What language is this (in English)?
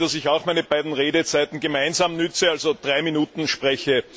German